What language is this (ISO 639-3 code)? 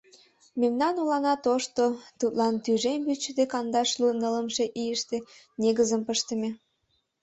chm